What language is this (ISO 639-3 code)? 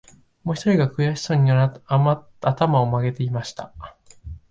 jpn